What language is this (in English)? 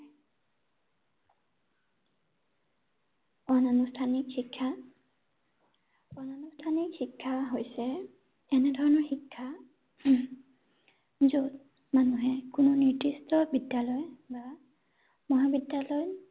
Assamese